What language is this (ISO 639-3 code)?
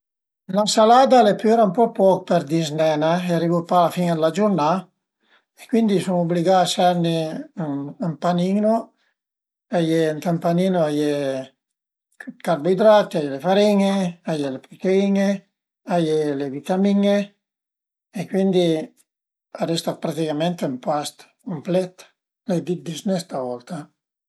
pms